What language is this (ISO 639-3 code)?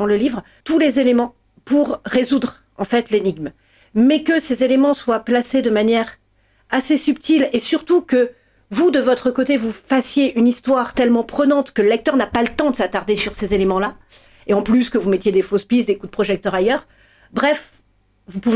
fra